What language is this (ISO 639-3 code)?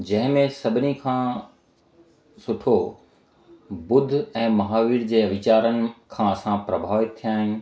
snd